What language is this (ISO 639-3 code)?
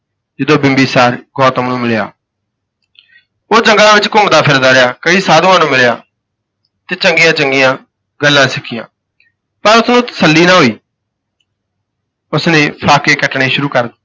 pan